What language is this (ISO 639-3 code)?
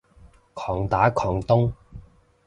yue